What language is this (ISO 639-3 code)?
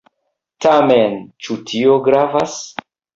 epo